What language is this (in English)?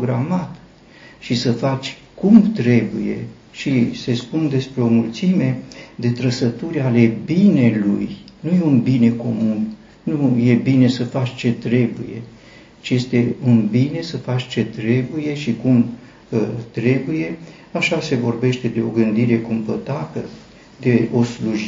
Romanian